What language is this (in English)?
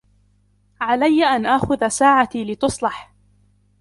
Arabic